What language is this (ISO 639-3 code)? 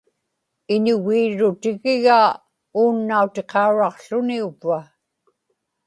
ipk